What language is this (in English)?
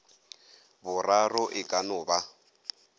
Northern Sotho